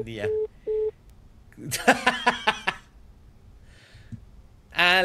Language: Spanish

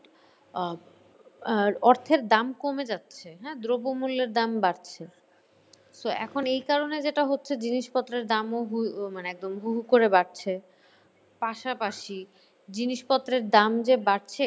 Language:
Bangla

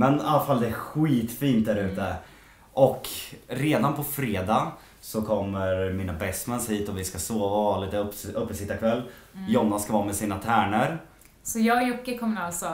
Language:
Swedish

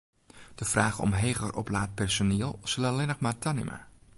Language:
Western Frisian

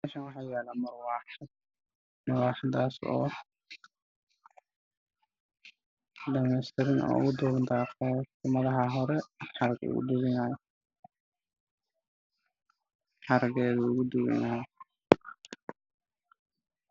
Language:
Somali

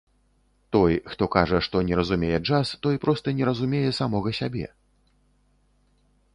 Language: Belarusian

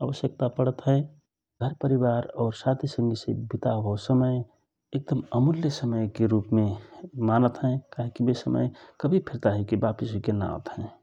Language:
Rana Tharu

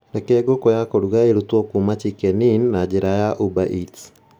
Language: Kikuyu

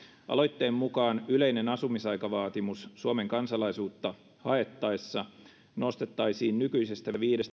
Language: Finnish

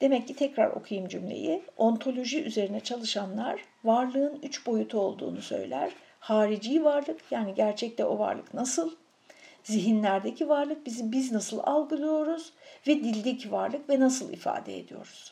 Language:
Turkish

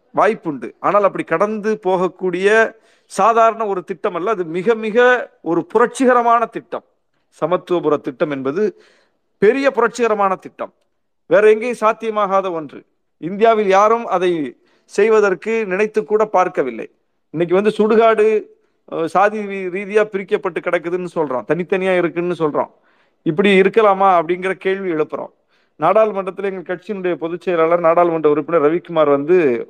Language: Tamil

